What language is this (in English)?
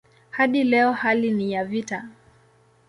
Swahili